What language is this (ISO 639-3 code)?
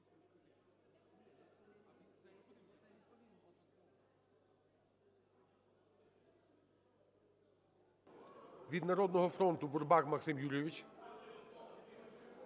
ukr